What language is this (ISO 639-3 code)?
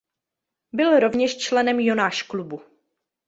ces